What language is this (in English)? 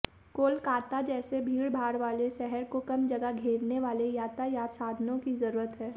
Hindi